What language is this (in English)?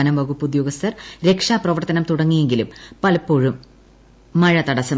Malayalam